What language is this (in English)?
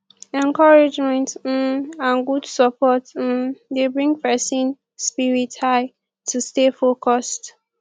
Nigerian Pidgin